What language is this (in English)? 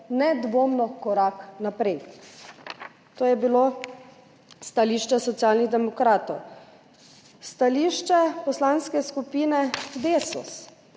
Slovenian